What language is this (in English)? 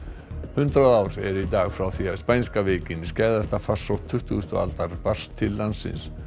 Icelandic